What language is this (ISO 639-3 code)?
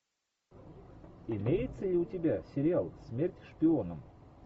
rus